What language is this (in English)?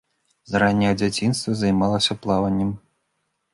Belarusian